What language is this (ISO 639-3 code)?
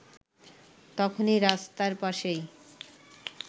ben